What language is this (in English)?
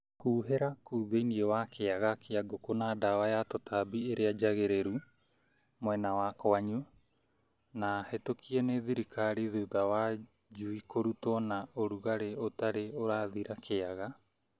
Kikuyu